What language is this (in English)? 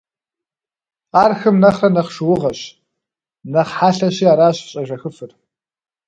Kabardian